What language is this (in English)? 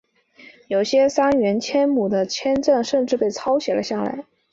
Chinese